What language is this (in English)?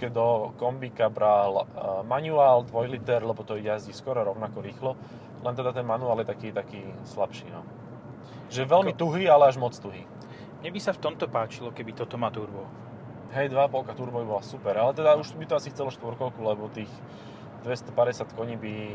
Slovak